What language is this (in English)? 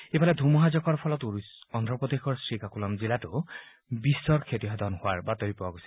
Assamese